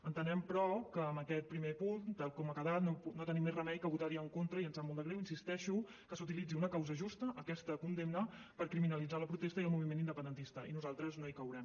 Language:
Catalan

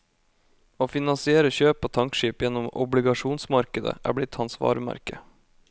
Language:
Norwegian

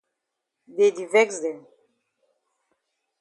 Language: Cameroon Pidgin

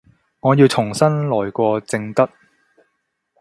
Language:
Cantonese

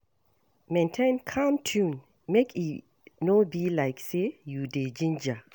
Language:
Nigerian Pidgin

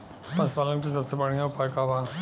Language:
Bhojpuri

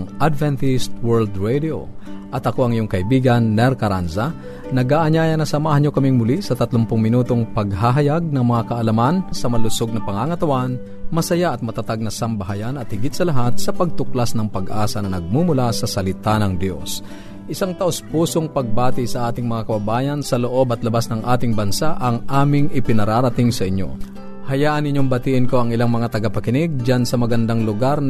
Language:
Filipino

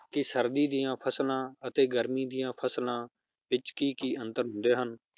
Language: Punjabi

